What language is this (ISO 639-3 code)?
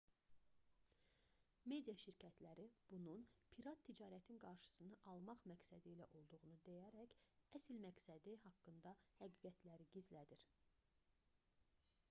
aze